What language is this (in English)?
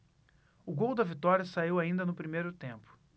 Portuguese